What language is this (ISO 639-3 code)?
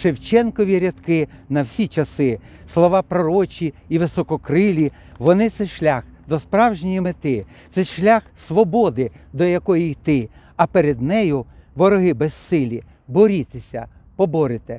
ukr